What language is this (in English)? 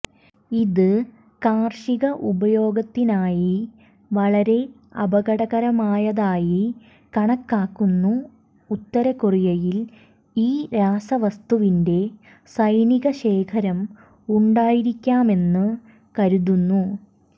Malayalam